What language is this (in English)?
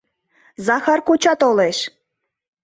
Mari